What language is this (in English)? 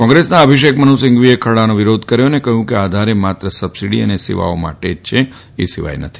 Gujarati